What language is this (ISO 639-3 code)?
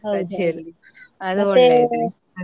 kan